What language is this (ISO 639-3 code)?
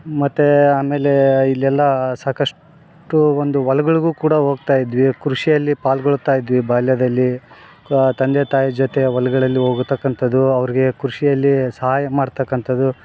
kan